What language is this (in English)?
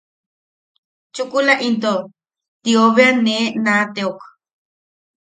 Yaqui